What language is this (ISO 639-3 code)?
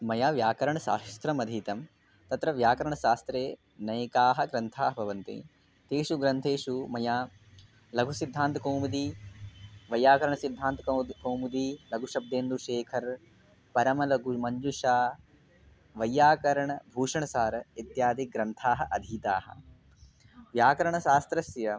san